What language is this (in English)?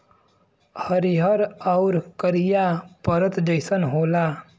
Bhojpuri